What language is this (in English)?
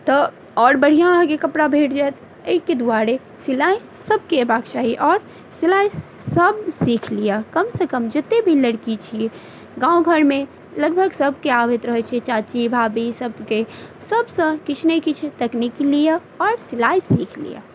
Maithili